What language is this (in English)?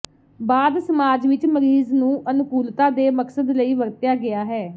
Punjabi